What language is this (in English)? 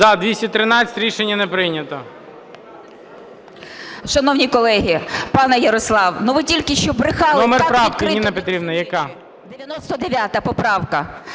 Ukrainian